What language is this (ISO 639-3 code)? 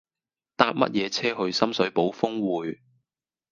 yue